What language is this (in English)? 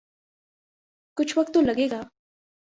Urdu